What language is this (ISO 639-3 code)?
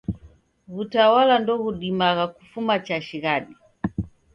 dav